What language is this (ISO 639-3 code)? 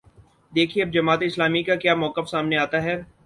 urd